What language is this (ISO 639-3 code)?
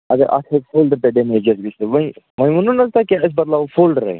kas